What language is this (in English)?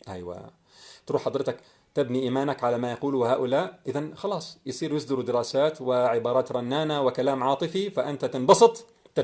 Arabic